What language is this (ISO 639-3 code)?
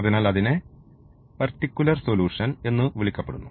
mal